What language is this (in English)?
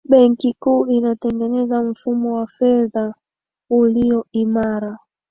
Swahili